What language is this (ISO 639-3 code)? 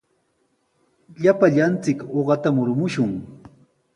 qws